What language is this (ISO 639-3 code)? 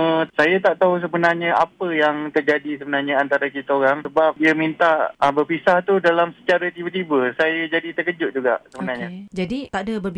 msa